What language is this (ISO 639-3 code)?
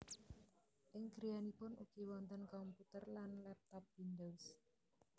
jav